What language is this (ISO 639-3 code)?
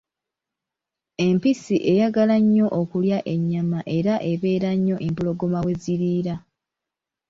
lug